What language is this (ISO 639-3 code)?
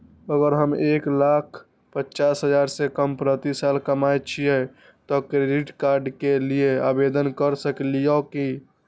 mai